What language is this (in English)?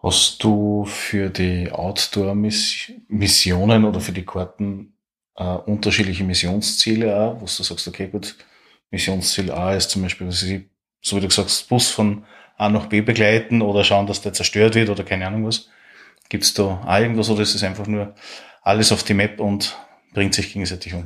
German